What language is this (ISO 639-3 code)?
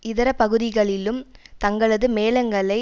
tam